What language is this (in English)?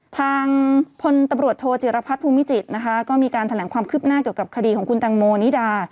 Thai